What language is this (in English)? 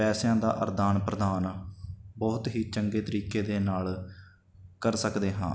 Punjabi